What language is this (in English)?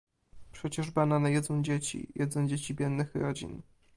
Polish